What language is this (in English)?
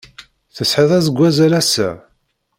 Kabyle